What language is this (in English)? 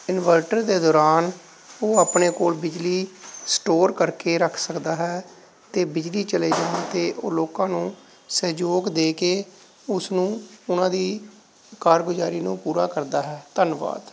Punjabi